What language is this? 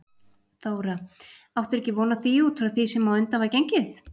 Icelandic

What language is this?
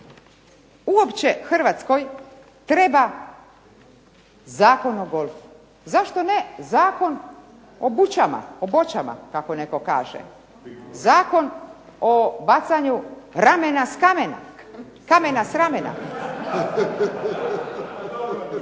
Croatian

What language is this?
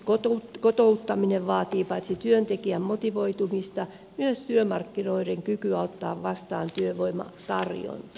Finnish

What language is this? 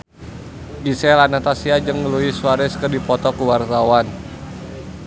Sundanese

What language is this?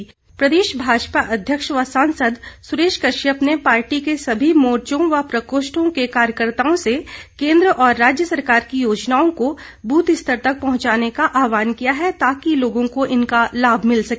Hindi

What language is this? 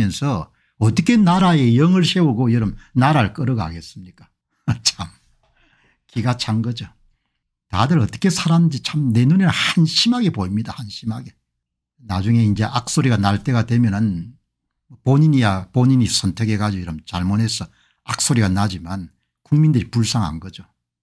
Korean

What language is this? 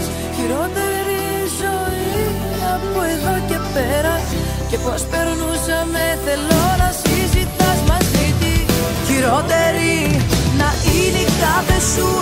Greek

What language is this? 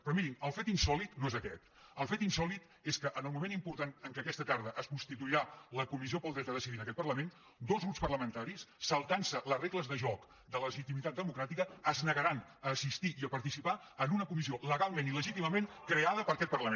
Catalan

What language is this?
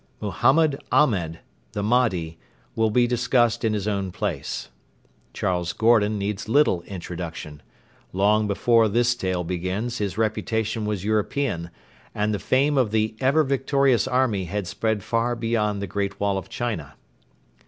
English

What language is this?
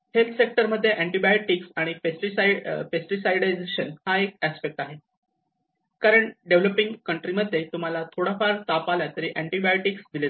Marathi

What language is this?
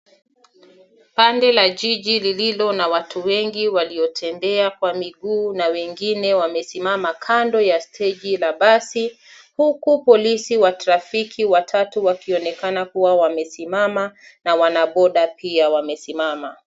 Swahili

